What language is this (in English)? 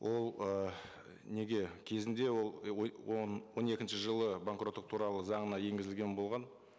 Kazakh